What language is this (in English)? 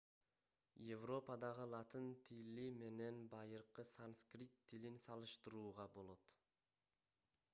Kyrgyz